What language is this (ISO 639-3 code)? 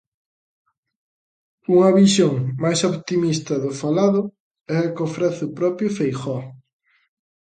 glg